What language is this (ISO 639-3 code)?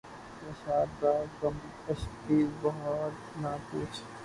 urd